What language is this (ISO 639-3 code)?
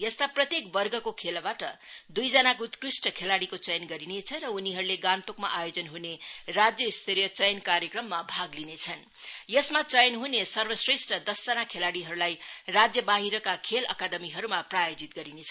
nep